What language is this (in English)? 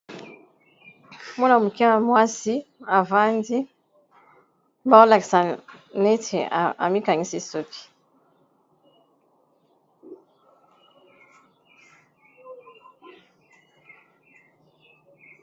Lingala